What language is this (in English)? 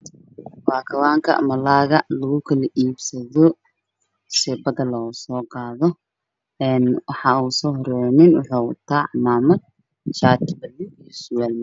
Somali